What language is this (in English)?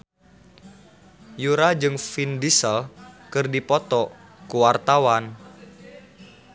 Sundanese